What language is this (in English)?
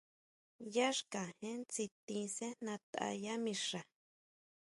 Huautla Mazatec